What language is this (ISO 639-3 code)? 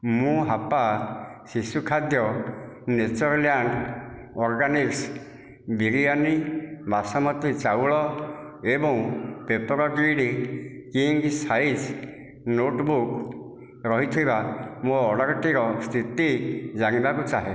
ori